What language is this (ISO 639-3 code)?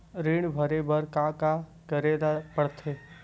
hne